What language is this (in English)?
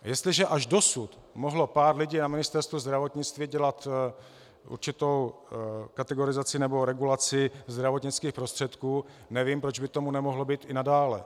Czech